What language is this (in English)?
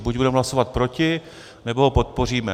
Czech